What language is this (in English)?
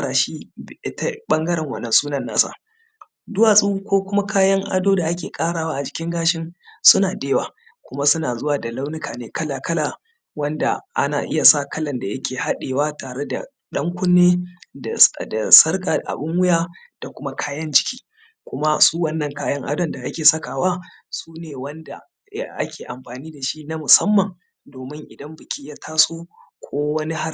Hausa